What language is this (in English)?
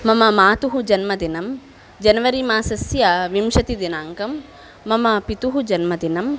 Sanskrit